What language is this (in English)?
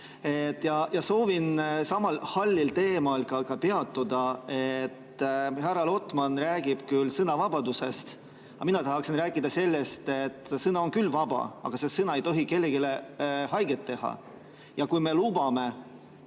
Estonian